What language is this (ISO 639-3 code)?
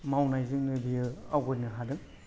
brx